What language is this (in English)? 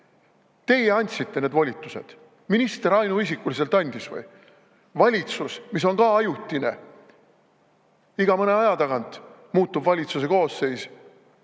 Estonian